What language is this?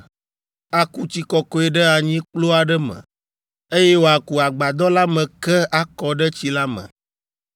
Ewe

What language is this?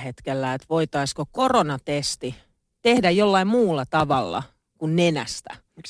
Finnish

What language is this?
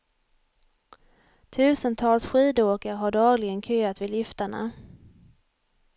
Swedish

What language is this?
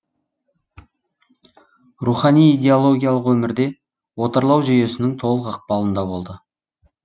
Kazakh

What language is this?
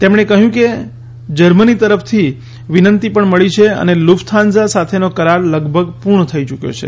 Gujarati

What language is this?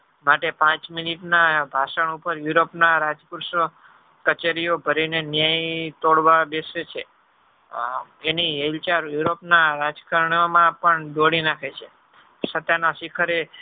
Gujarati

